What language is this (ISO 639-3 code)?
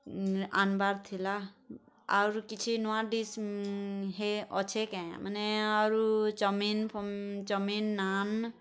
ori